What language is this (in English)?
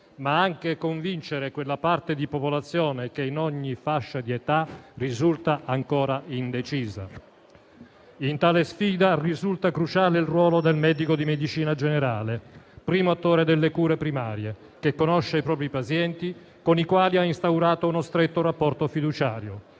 Italian